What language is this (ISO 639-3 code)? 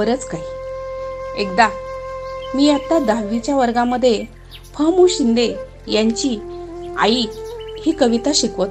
mar